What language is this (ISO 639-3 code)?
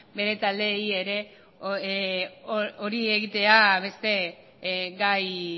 eus